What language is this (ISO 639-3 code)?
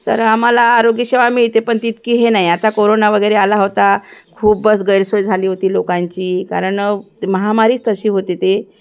mar